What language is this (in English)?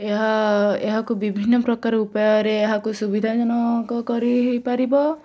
Odia